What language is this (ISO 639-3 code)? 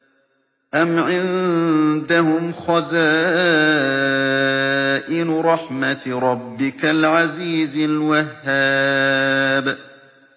ara